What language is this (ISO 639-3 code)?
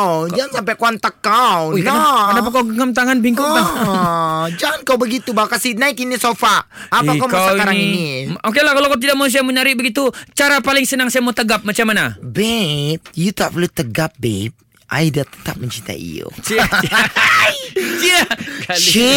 msa